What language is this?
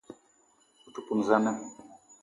Eton (Cameroon)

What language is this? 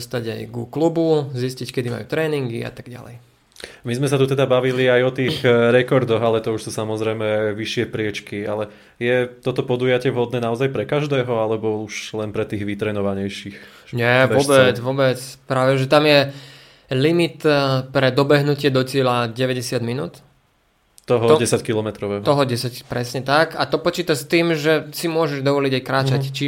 Slovak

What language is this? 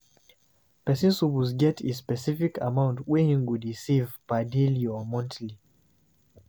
Nigerian Pidgin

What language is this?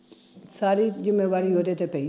Punjabi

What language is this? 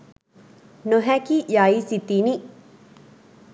Sinhala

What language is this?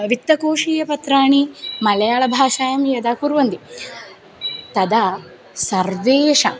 Sanskrit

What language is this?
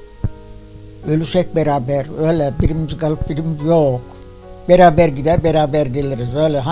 Turkish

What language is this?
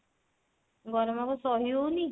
Odia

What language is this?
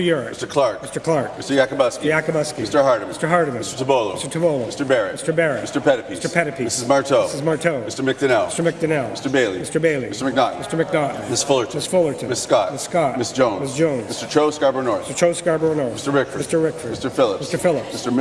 French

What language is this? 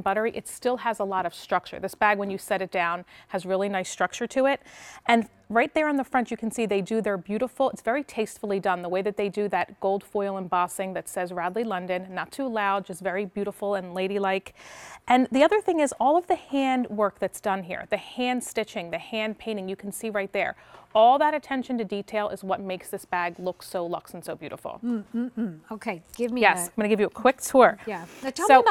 English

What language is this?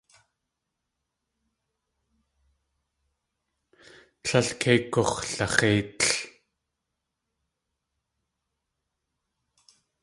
Tlingit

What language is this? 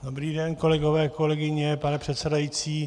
Czech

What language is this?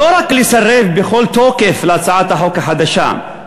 Hebrew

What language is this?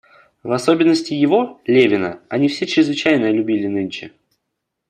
Russian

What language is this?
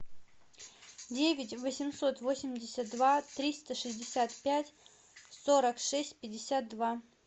Russian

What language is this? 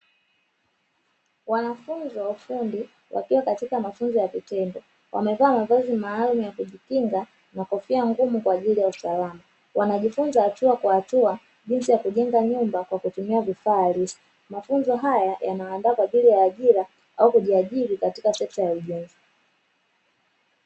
Swahili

